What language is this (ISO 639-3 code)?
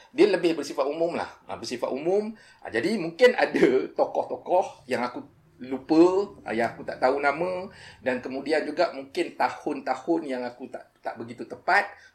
msa